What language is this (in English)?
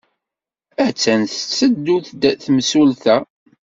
Kabyle